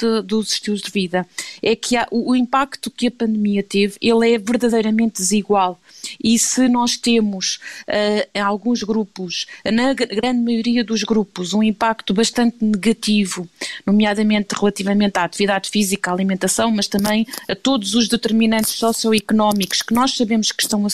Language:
Portuguese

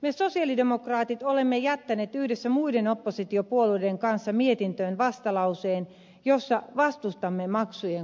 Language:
Finnish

